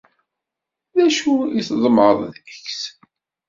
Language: Kabyle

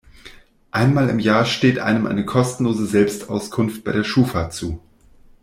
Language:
German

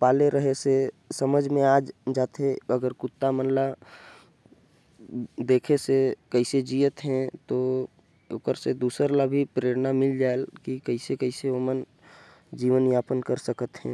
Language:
Korwa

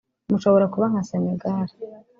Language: Kinyarwanda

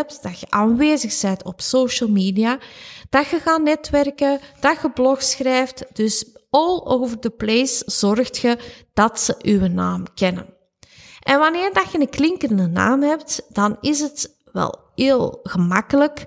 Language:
Dutch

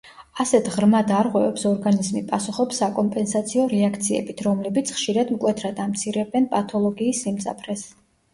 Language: Georgian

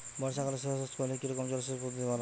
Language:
Bangla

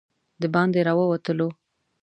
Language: Pashto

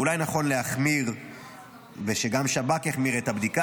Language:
Hebrew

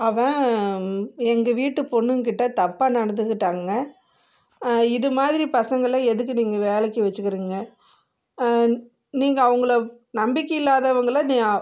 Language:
Tamil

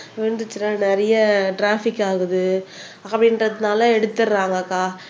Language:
Tamil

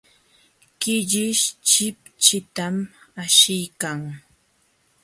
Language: Jauja Wanca Quechua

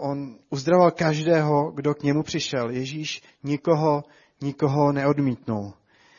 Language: Czech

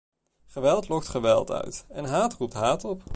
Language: Dutch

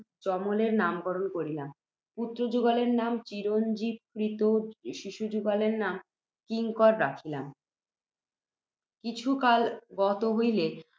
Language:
Bangla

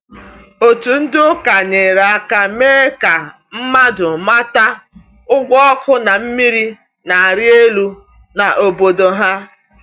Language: Igbo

